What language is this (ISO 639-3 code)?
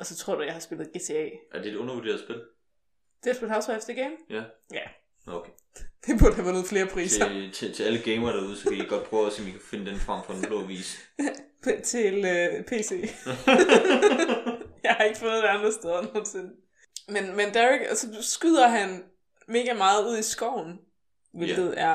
dan